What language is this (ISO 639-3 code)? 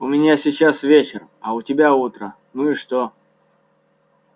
rus